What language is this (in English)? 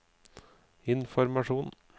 Norwegian